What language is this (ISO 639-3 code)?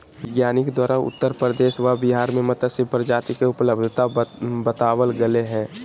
mag